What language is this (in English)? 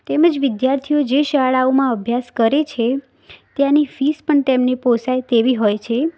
Gujarati